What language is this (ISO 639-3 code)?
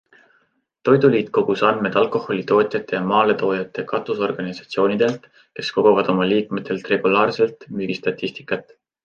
est